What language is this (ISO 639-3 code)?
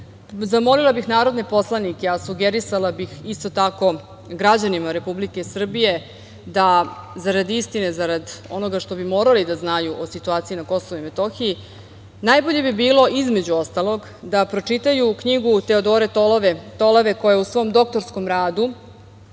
srp